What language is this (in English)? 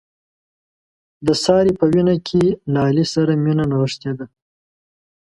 Pashto